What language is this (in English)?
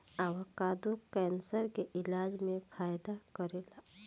Bhojpuri